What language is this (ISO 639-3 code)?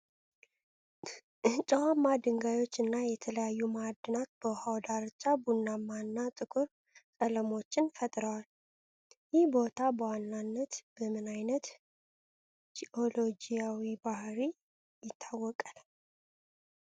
amh